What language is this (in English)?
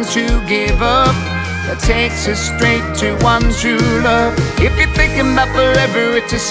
English